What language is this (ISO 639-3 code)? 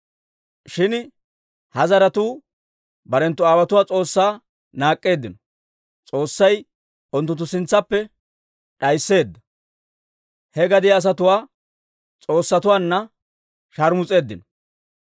dwr